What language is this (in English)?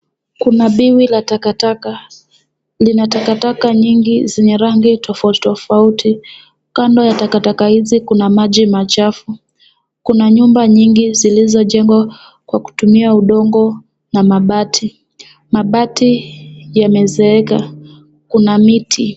Swahili